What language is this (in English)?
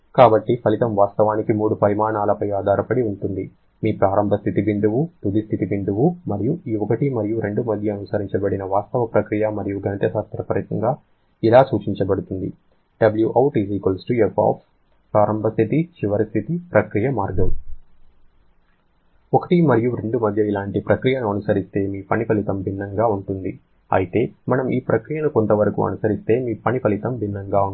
Telugu